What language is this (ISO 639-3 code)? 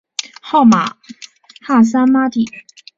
zho